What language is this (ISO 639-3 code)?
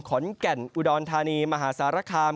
tha